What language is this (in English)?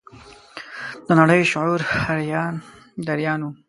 Pashto